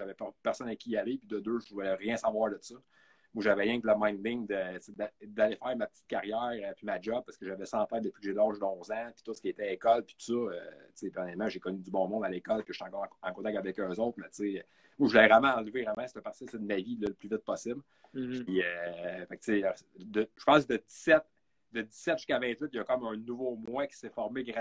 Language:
French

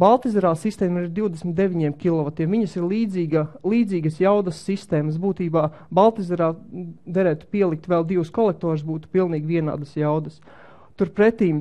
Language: Latvian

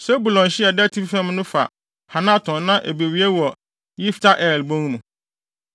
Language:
Akan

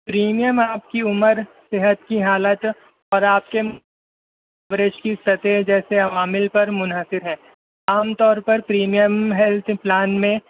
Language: Urdu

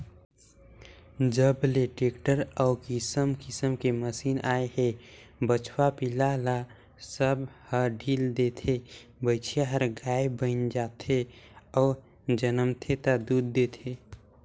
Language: Chhattisgarhi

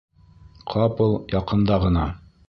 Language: Bashkir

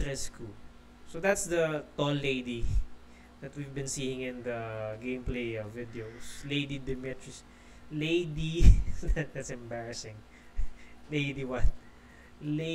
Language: English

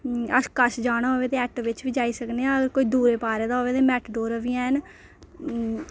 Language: Dogri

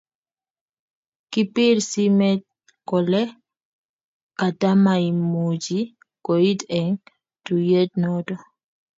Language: Kalenjin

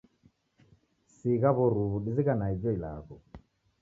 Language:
Taita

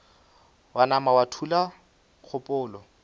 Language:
Northern Sotho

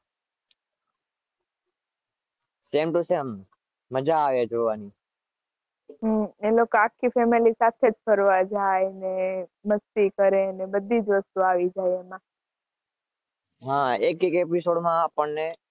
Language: Gujarati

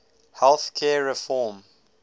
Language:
English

